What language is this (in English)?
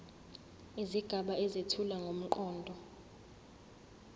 Zulu